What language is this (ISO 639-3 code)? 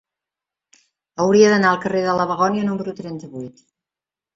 cat